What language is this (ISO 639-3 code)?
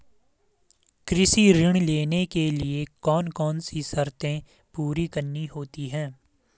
hin